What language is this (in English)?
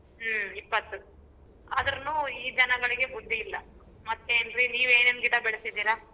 Kannada